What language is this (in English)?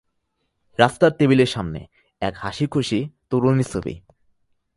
Bangla